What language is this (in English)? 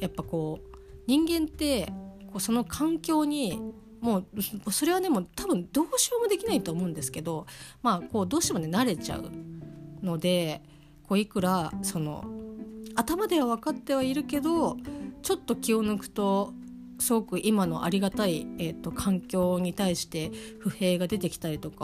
Japanese